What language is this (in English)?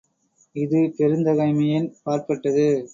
Tamil